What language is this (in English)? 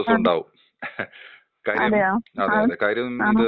Malayalam